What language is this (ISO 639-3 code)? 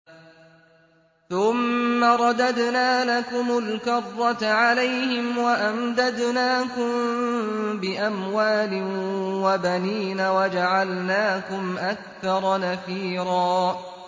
ara